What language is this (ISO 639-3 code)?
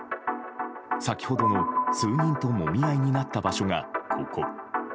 jpn